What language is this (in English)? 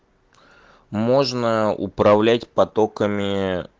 Russian